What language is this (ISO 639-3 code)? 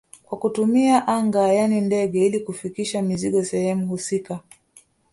swa